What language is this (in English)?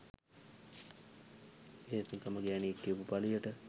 Sinhala